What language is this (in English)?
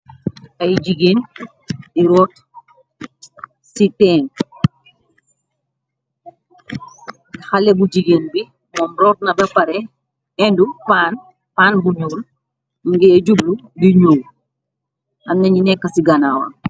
Wolof